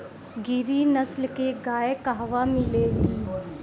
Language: Bhojpuri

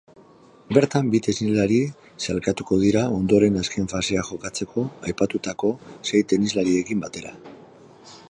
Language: Basque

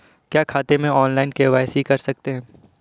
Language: Hindi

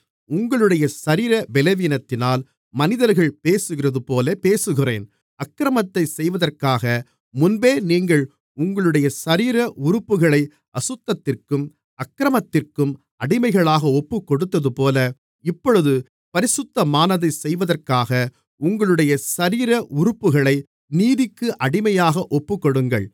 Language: Tamil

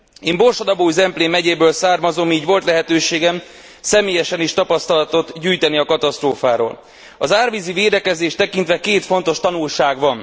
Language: Hungarian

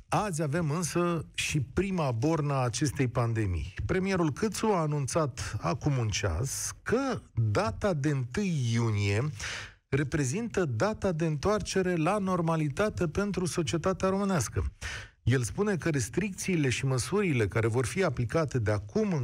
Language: Romanian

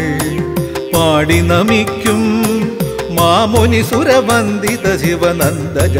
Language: Malayalam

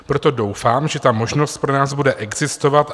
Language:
Czech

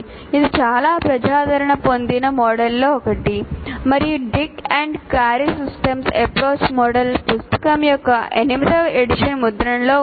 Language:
Telugu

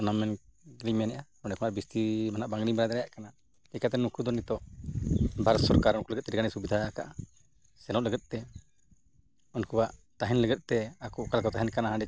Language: Santali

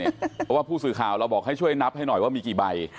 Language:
Thai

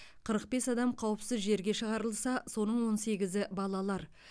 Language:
Kazakh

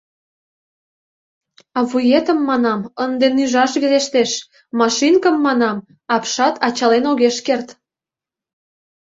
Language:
Mari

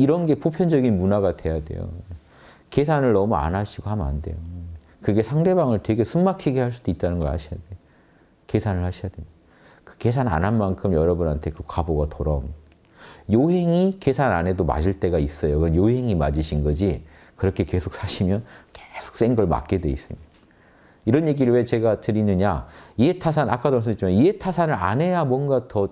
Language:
Korean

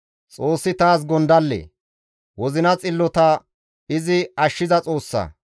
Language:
Gamo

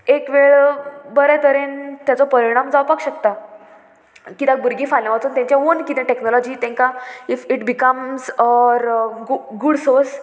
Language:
Konkani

